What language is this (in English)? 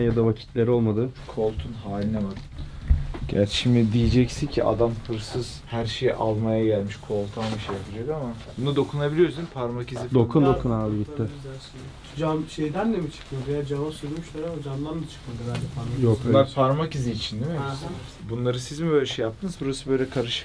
Turkish